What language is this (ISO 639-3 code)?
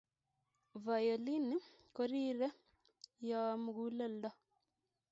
kln